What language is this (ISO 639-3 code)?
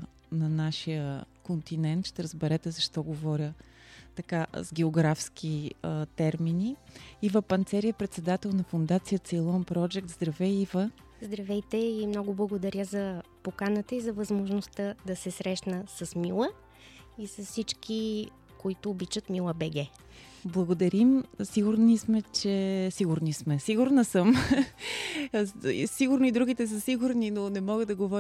bul